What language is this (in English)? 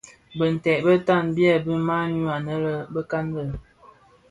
Bafia